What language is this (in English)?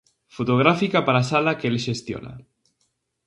Galician